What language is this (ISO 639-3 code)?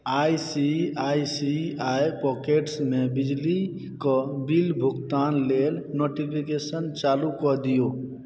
mai